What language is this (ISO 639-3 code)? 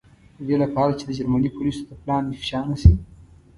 pus